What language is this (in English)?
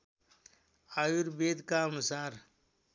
Nepali